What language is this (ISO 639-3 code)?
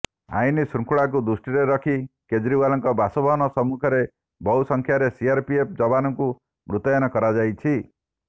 ori